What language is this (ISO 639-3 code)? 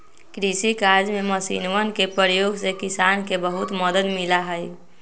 mag